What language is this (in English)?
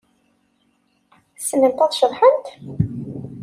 Kabyle